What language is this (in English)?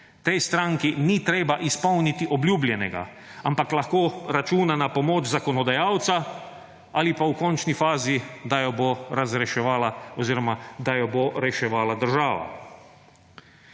Slovenian